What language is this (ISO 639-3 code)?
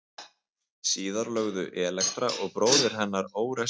isl